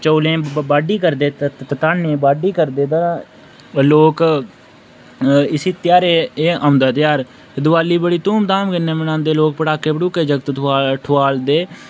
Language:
Dogri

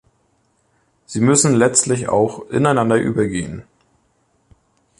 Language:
German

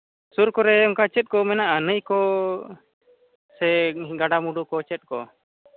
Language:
Santali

